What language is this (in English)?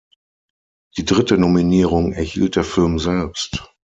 German